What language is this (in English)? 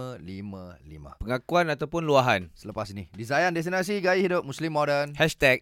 Malay